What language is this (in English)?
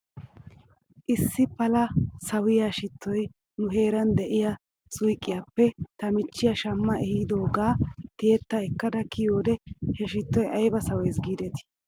Wolaytta